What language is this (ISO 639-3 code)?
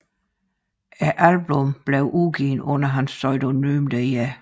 dan